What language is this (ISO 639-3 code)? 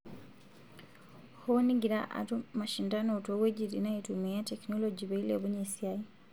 mas